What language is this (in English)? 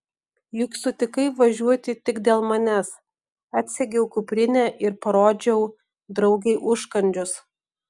Lithuanian